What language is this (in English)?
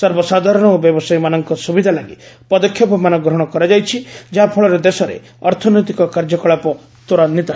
Odia